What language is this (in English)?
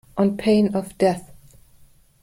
English